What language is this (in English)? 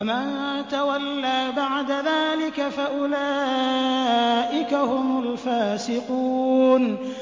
Arabic